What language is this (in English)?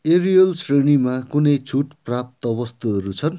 Nepali